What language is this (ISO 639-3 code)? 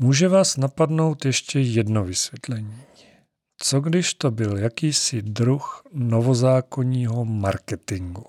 ces